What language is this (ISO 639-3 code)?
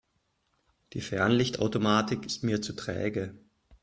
deu